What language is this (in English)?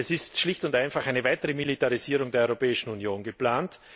German